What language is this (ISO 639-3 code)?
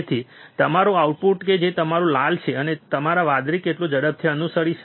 guj